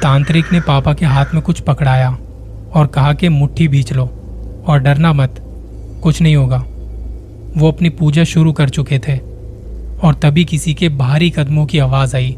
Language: Hindi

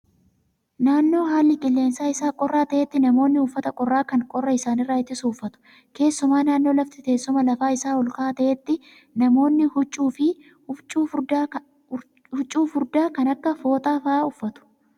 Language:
Oromo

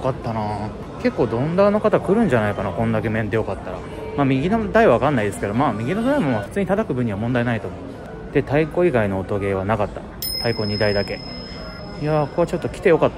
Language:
Japanese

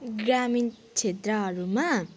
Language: Nepali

